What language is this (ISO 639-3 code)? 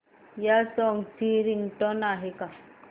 mar